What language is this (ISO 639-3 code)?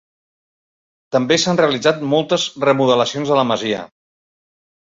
cat